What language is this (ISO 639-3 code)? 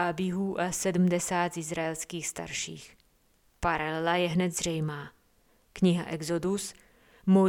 ces